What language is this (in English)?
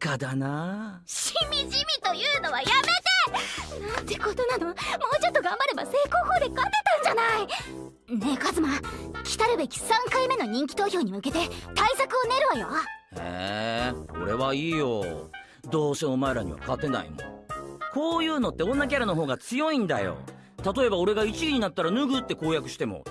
Japanese